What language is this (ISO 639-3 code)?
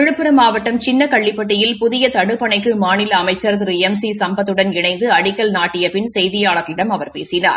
tam